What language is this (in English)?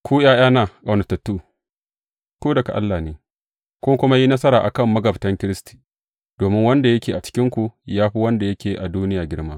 Hausa